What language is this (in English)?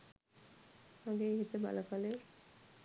Sinhala